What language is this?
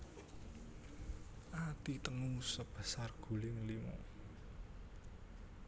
Javanese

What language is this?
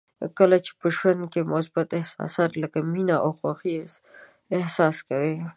Pashto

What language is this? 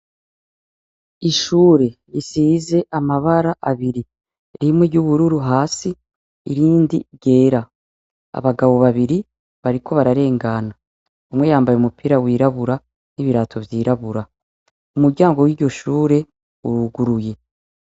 Rundi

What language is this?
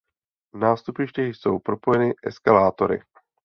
Czech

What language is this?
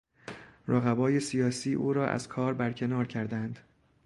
Persian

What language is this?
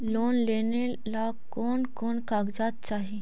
Magahi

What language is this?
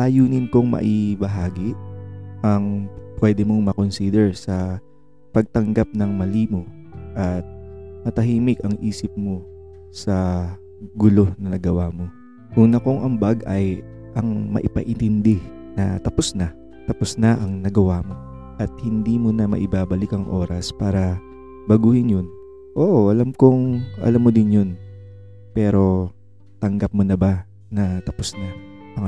Filipino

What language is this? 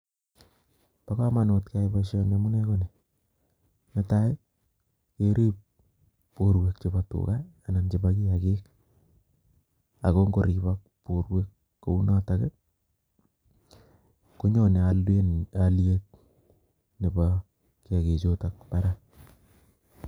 Kalenjin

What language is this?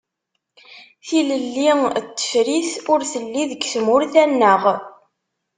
Kabyle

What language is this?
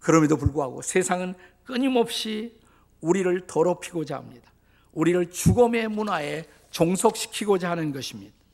Korean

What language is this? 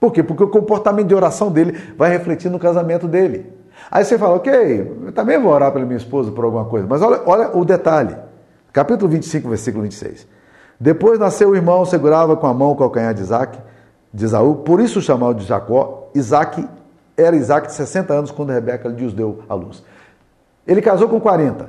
Portuguese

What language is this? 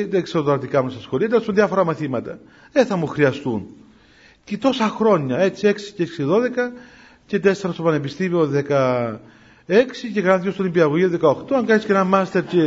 Greek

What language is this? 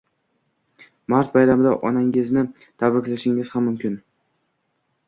Uzbek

